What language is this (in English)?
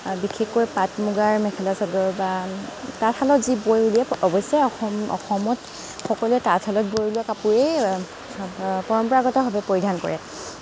Assamese